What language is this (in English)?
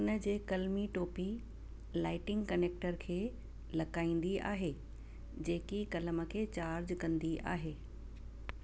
Sindhi